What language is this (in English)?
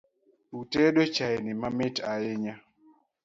Luo (Kenya and Tanzania)